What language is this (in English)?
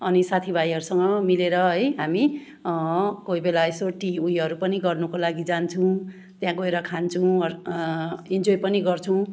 Nepali